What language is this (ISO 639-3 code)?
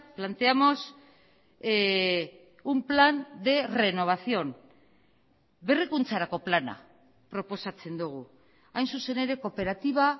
eus